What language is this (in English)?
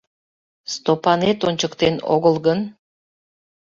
Mari